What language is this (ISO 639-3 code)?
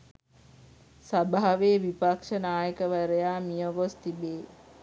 sin